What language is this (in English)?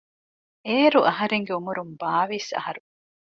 Divehi